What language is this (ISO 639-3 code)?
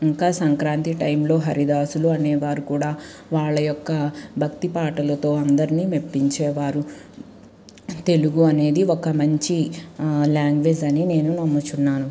tel